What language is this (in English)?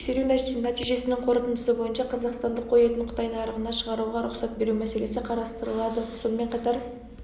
Kazakh